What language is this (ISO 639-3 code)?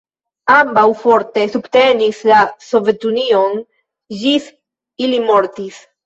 epo